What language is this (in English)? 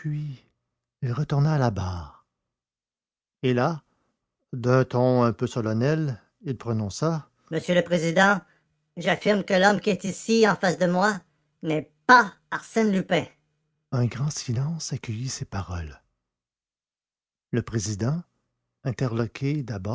French